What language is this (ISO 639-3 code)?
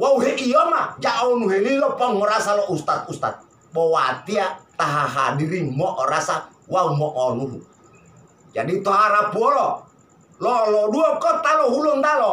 ind